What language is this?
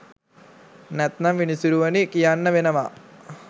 Sinhala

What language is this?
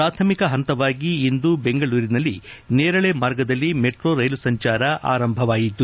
Kannada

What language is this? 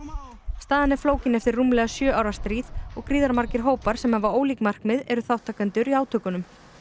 Icelandic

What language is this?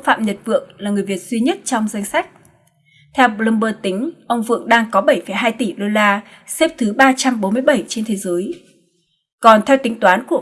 Vietnamese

